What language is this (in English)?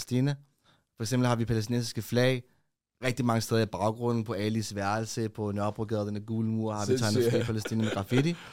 Danish